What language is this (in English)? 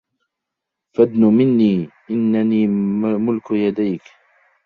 Arabic